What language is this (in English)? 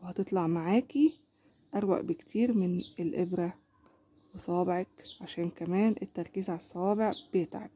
Arabic